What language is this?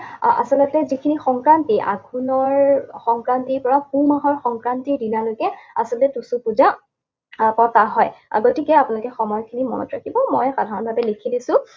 Assamese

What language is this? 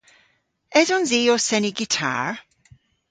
Cornish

